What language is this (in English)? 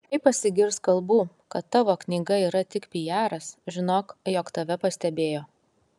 Lithuanian